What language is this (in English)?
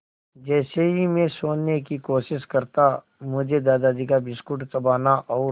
Hindi